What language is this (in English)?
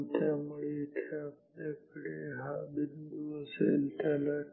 Marathi